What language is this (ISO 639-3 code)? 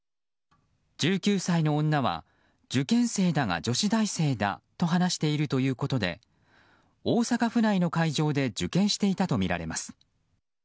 jpn